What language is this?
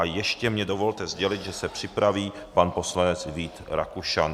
Czech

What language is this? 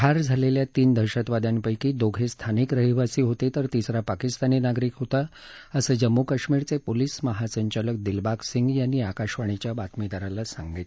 Marathi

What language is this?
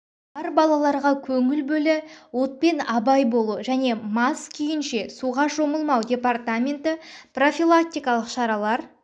Kazakh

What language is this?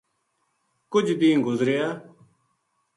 Gujari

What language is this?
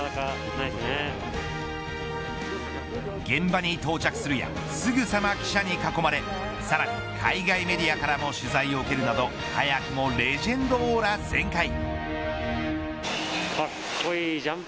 Japanese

